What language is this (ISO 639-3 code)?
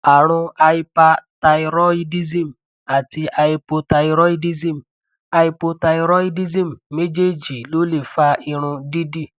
yor